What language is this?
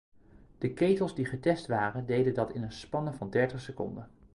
Dutch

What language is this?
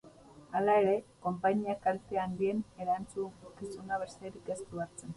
Basque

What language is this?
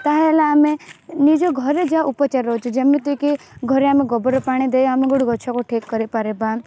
Odia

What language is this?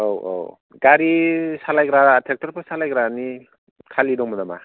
Bodo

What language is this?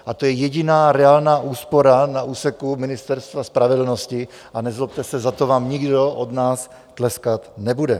Czech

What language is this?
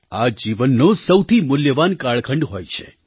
Gujarati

